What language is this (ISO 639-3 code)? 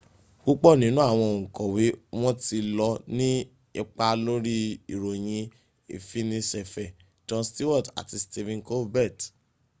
yor